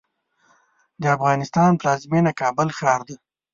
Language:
Pashto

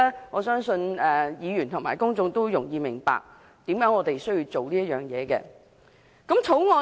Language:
Cantonese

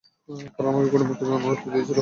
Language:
Bangla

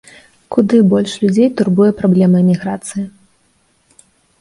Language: Belarusian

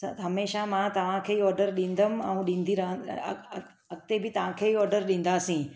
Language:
Sindhi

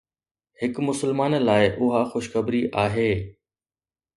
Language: Sindhi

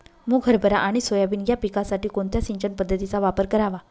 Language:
Marathi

